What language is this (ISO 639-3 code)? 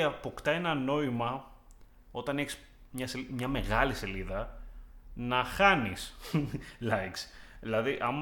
ell